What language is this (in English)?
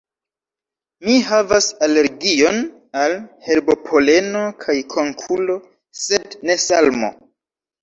Esperanto